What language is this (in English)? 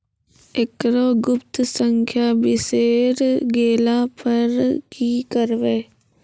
Maithili